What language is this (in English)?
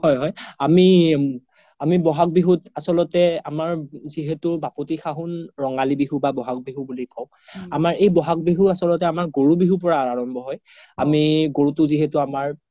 Assamese